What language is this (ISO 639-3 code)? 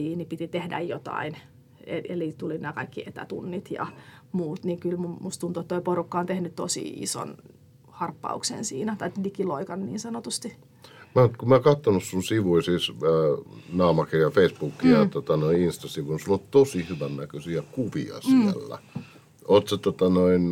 fin